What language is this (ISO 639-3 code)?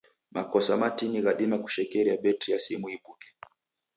dav